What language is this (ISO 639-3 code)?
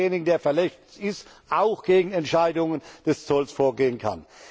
deu